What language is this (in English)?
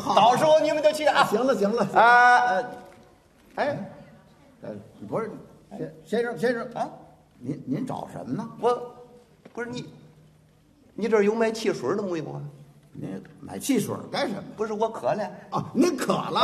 Chinese